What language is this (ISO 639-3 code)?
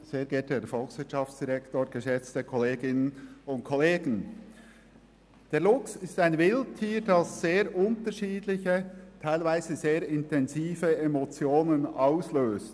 gsw